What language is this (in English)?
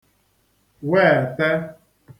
Igbo